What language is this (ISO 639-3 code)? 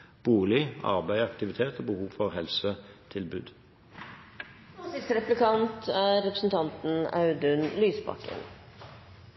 nob